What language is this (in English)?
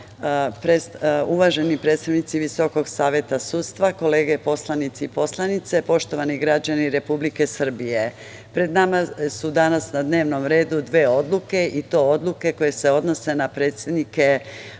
Serbian